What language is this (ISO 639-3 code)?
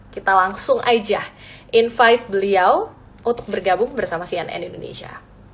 ind